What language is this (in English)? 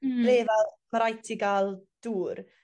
Welsh